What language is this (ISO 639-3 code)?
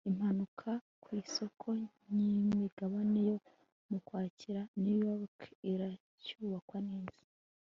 kin